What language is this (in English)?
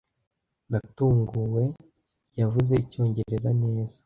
Kinyarwanda